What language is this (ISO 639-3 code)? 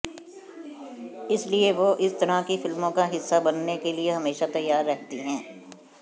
hin